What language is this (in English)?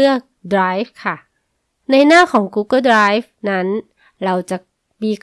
Thai